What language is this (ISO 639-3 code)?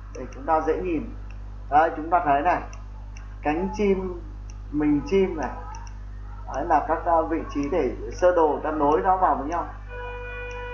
vie